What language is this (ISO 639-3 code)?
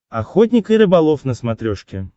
rus